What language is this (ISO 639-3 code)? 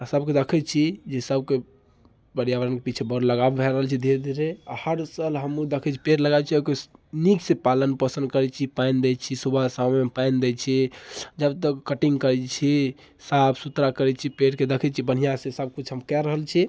mai